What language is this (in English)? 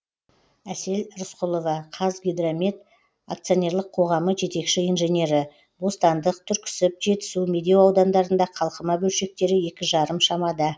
Kazakh